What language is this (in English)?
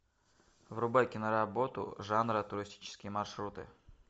Russian